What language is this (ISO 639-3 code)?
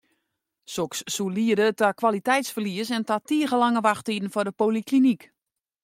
fry